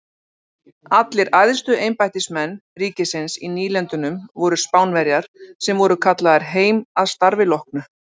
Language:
Icelandic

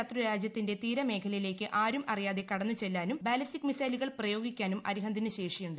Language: Malayalam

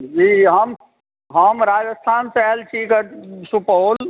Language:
Maithili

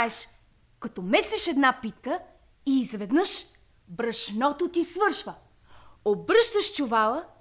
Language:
Bulgarian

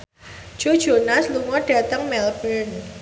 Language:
Javanese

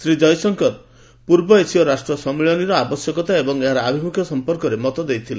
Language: Odia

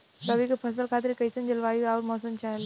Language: Bhojpuri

